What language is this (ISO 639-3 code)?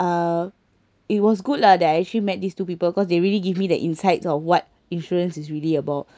eng